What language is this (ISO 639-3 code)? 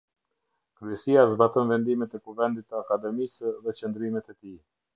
sqi